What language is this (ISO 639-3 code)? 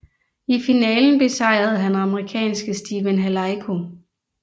dan